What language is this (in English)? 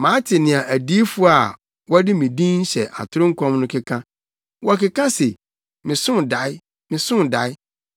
Akan